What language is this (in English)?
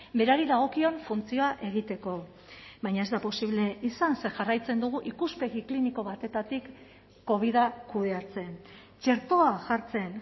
Basque